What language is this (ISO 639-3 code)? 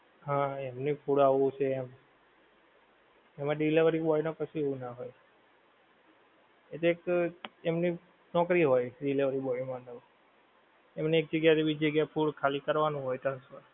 guj